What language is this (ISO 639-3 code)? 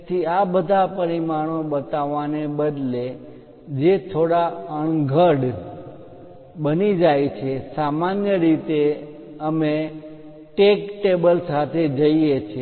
guj